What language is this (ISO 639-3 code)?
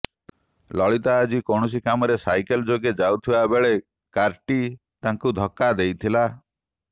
ori